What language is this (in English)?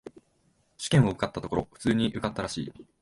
Japanese